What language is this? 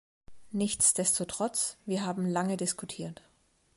German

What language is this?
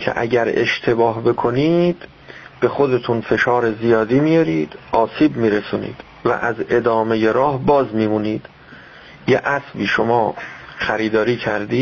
Persian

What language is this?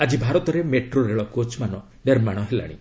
Odia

